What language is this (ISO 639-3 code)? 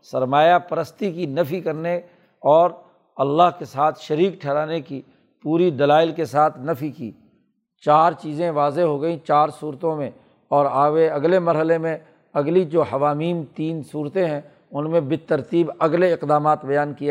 urd